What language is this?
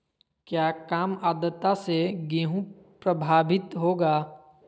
Magahi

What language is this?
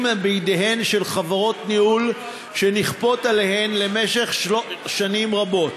Hebrew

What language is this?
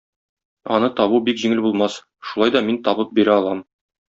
Tatar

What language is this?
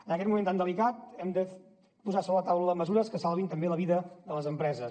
Catalan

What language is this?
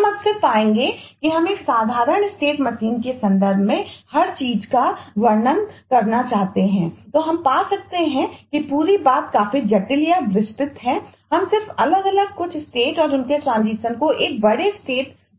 Hindi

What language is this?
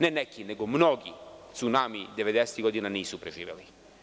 Serbian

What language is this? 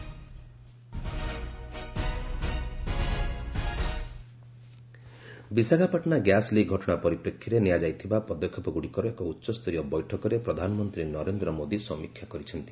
Odia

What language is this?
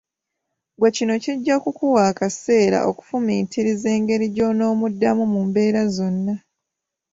Ganda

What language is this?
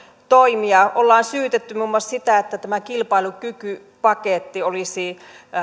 Finnish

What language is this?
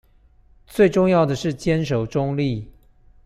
Chinese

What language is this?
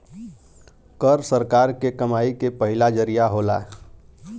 Bhojpuri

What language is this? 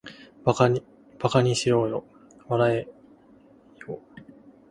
Japanese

